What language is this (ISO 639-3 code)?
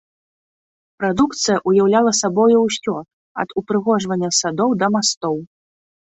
bel